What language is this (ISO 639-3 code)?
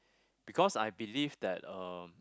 eng